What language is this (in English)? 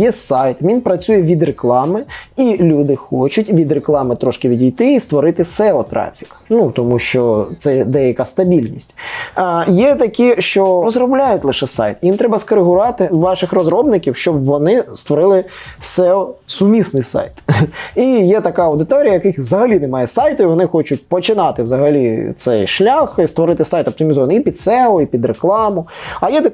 Ukrainian